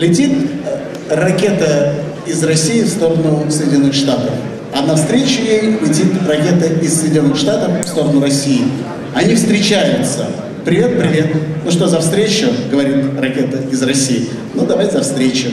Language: Russian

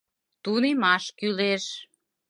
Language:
Mari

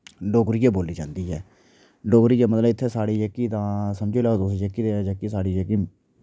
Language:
Dogri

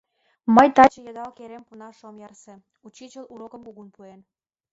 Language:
Mari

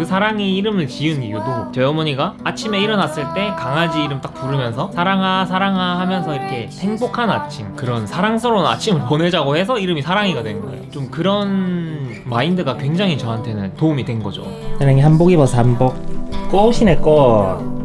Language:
Korean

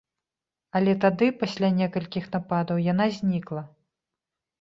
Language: Belarusian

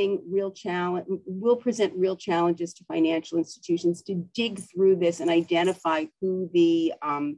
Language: English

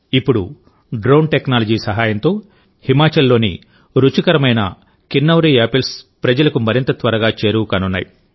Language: Telugu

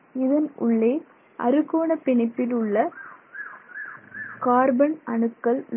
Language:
Tamil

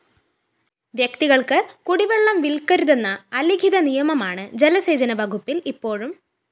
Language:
Malayalam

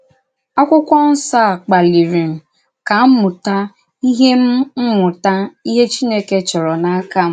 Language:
Igbo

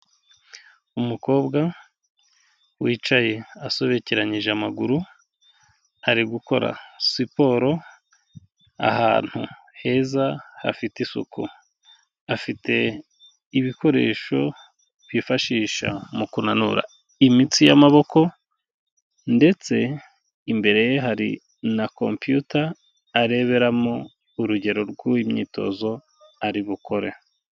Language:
Kinyarwanda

